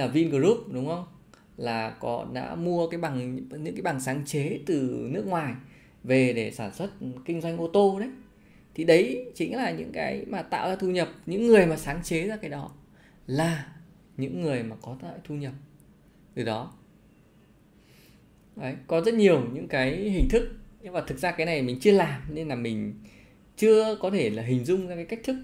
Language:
Vietnamese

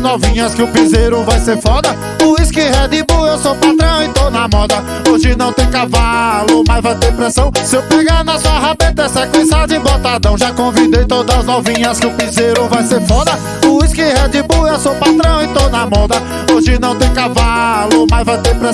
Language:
Portuguese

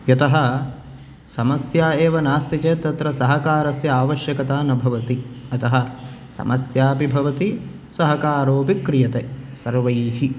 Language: Sanskrit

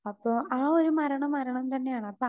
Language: Malayalam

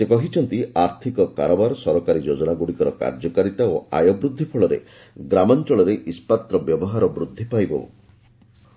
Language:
Odia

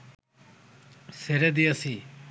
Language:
Bangla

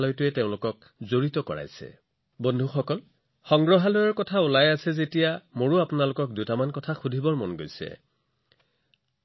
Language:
Assamese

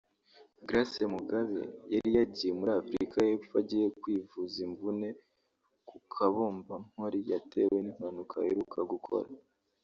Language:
Kinyarwanda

